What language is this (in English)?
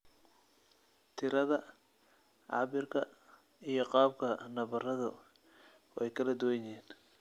Somali